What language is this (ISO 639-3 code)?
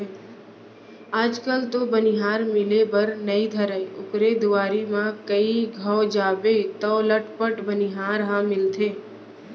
hne